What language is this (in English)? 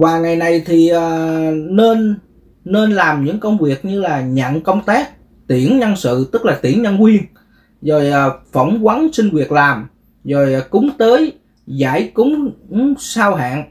Vietnamese